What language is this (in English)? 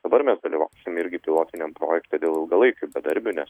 Lithuanian